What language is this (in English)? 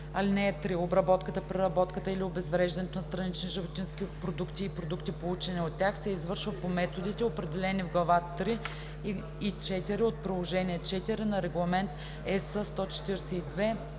Bulgarian